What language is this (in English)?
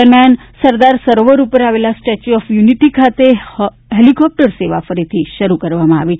Gujarati